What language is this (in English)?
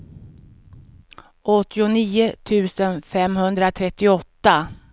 Swedish